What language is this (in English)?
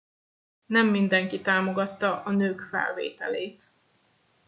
Hungarian